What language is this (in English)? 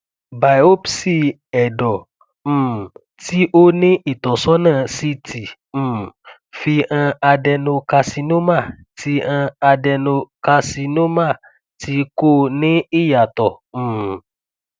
Yoruba